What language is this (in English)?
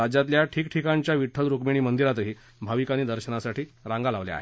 Marathi